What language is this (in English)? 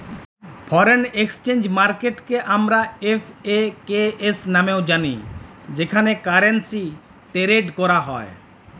Bangla